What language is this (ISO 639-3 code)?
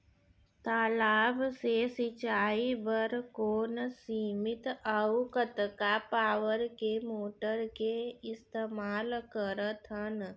hne